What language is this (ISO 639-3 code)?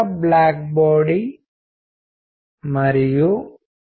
tel